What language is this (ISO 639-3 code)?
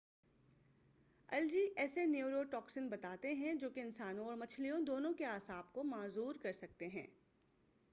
urd